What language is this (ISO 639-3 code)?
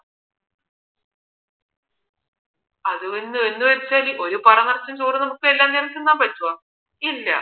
mal